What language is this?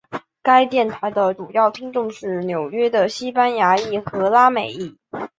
Chinese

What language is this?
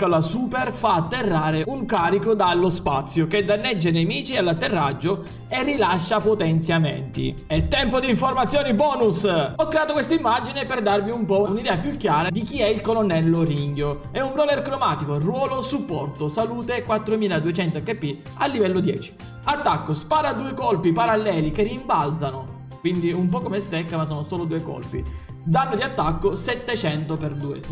Italian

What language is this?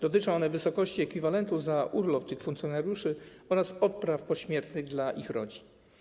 Polish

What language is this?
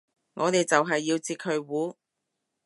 Cantonese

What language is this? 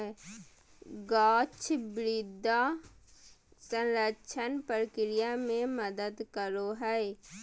Magahi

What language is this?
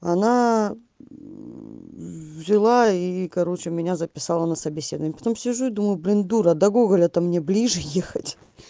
Russian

